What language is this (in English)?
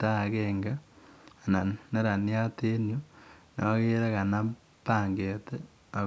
Kalenjin